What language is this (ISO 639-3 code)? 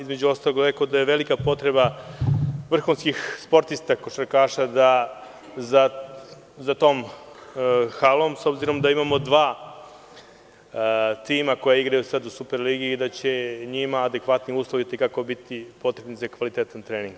srp